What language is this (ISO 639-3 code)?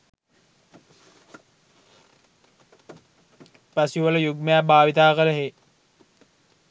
sin